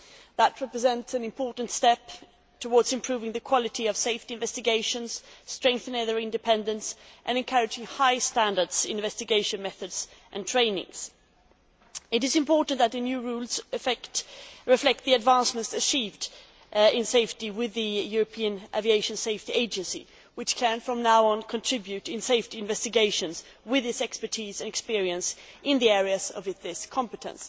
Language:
English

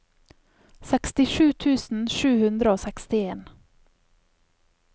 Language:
Norwegian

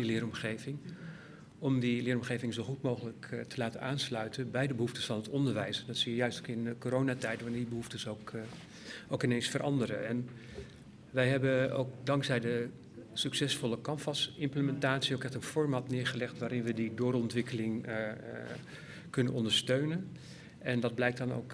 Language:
Dutch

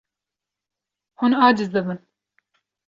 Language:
Kurdish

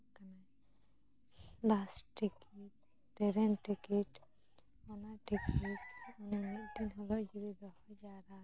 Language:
Santali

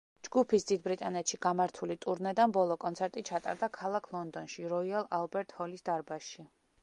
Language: Georgian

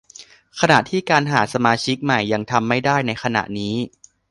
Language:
Thai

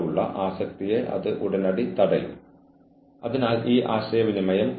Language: Malayalam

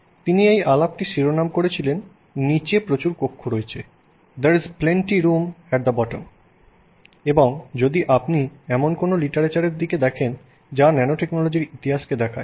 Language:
Bangla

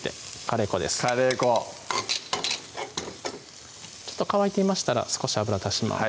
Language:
Japanese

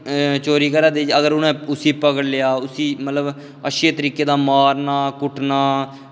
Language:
Dogri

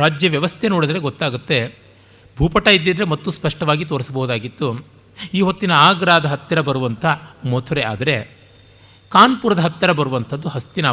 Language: Kannada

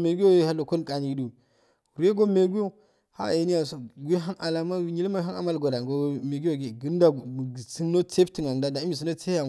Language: Afade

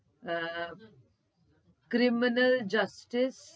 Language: Gujarati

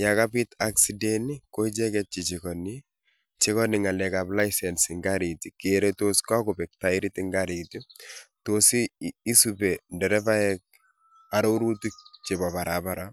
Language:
Kalenjin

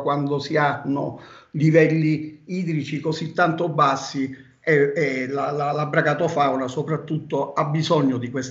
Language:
Italian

